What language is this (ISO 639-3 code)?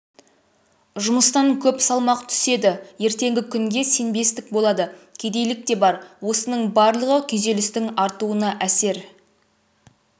kaz